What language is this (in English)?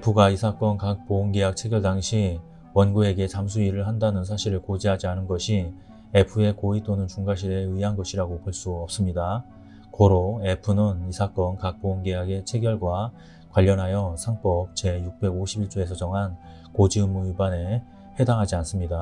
Korean